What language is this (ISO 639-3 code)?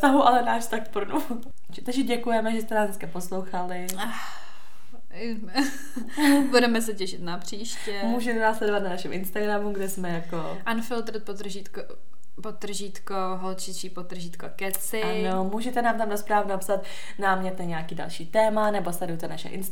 ces